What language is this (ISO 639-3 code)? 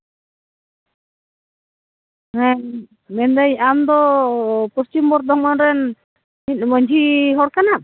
sat